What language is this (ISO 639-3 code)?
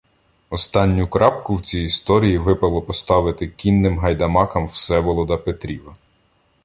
ukr